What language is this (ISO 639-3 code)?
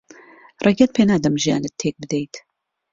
ckb